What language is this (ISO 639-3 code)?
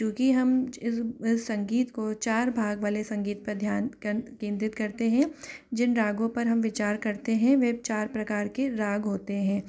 hin